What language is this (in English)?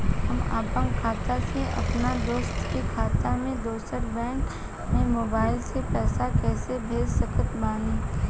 Bhojpuri